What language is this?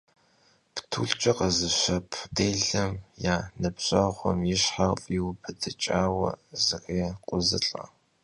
Kabardian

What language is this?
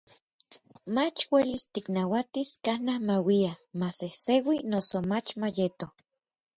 Orizaba Nahuatl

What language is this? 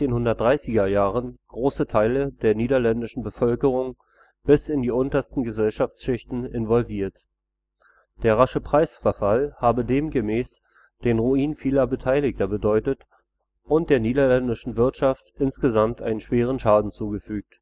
German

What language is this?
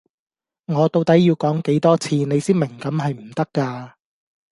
Cantonese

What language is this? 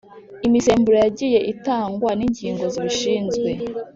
Kinyarwanda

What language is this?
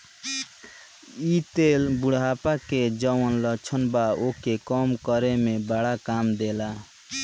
Bhojpuri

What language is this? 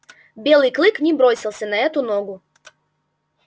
Russian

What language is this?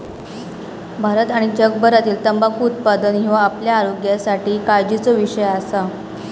Marathi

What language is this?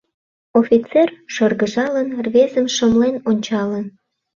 Mari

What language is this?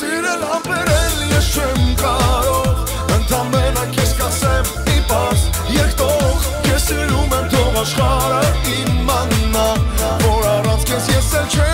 Bulgarian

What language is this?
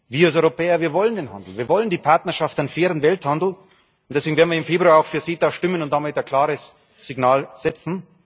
German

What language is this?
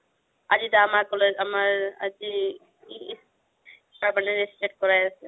Assamese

